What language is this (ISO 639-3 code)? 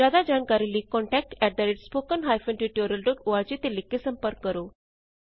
pan